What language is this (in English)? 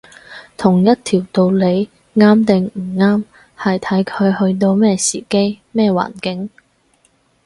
Cantonese